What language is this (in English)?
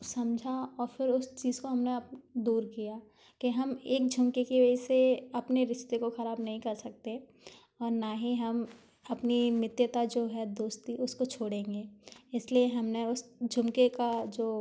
Hindi